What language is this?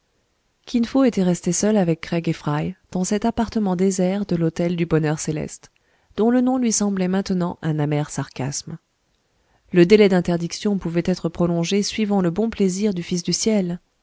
French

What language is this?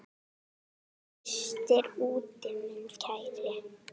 Icelandic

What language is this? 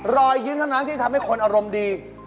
Thai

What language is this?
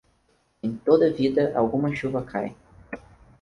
Portuguese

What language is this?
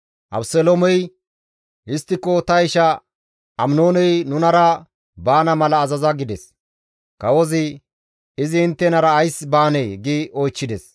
Gamo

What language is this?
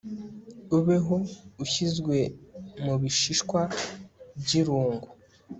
Kinyarwanda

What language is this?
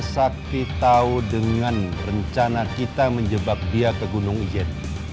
Indonesian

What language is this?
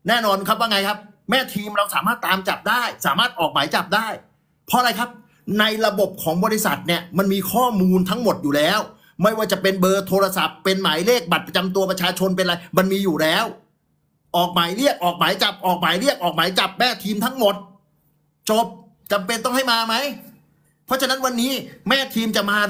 Thai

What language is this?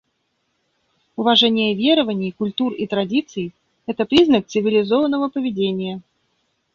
Russian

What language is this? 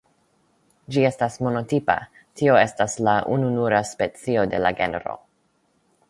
Esperanto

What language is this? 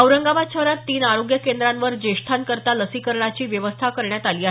Marathi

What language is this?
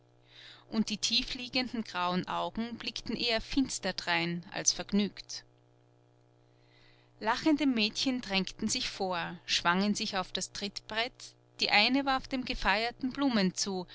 German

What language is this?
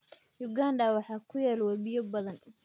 Somali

